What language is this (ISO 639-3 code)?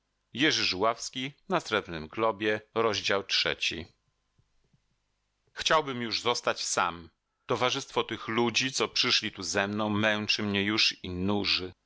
pol